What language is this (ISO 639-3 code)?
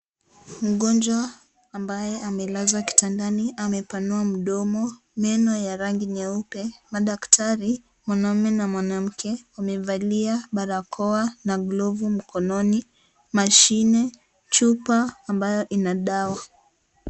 swa